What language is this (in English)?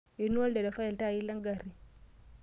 Masai